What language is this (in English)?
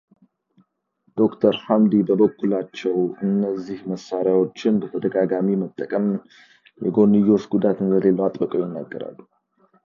Amharic